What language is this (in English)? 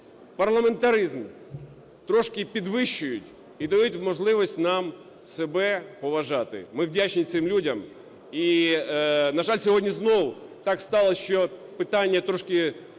Ukrainian